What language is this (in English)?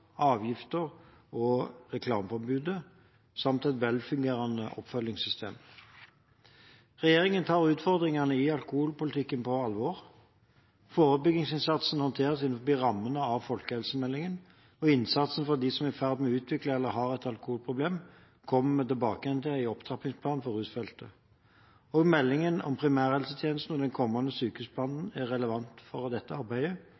Norwegian Bokmål